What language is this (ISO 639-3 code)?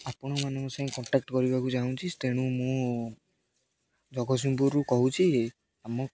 ori